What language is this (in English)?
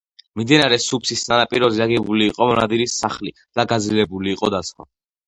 Georgian